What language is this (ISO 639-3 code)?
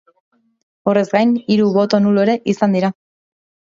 eus